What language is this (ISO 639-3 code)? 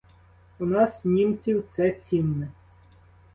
ukr